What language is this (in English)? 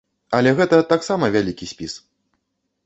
Belarusian